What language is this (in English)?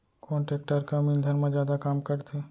Chhattisgarhi